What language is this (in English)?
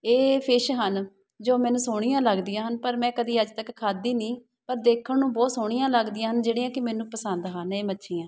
Punjabi